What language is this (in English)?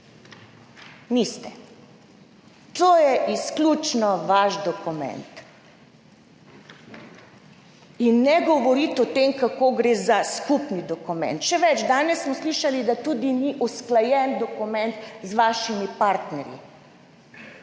Slovenian